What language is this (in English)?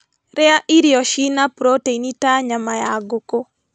Kikuyu